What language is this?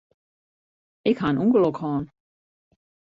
Western Frisian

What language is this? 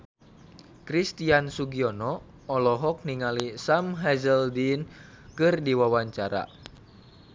Sundanese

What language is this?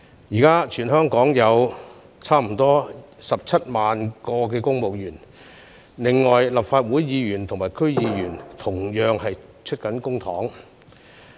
Cantonese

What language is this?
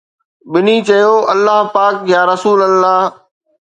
Sindhi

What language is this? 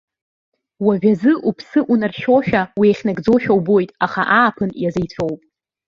Abkhazian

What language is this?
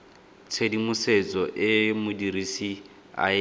Tswana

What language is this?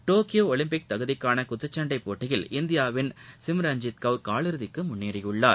Tamil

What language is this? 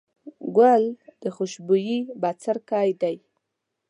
Pashto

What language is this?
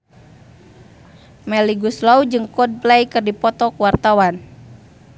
Sundanese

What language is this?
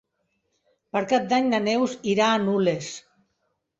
Catalan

